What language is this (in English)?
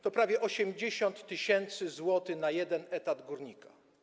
Polish